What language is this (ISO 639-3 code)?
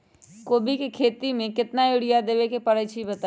mag